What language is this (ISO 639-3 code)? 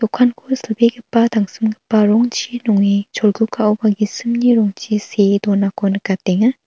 grt